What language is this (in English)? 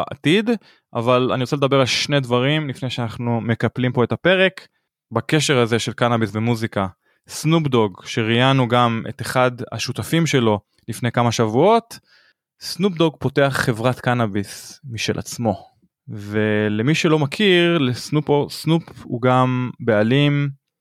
Hebrew